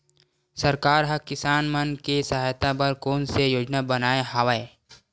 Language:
Chhattisgarhi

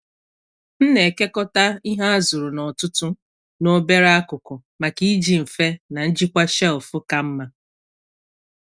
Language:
Igbo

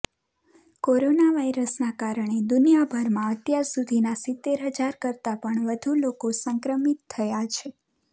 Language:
Gujarati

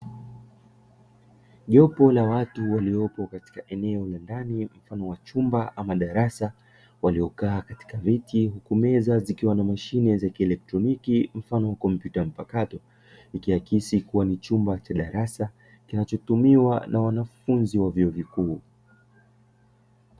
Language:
Swahili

